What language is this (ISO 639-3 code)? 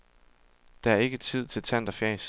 dan